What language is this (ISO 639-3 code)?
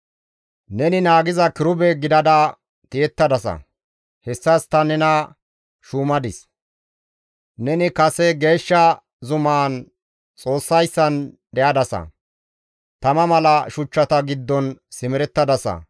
gmv